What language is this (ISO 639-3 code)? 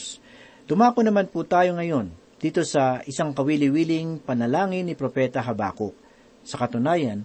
fil